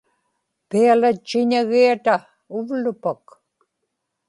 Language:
Inupiaq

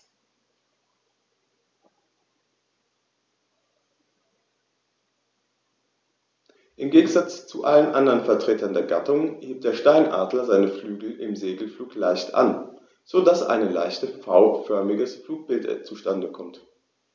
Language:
German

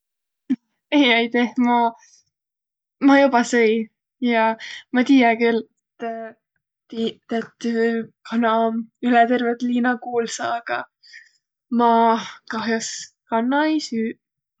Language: Võro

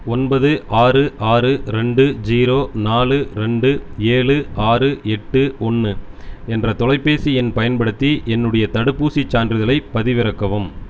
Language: Tamil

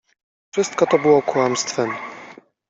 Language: Polish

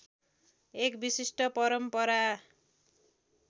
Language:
Nepali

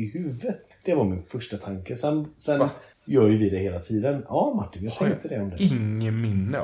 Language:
Swedish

